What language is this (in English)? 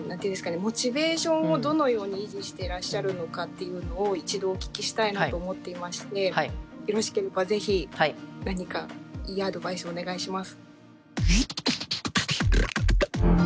Japanese